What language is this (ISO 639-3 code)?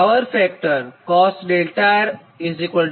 guj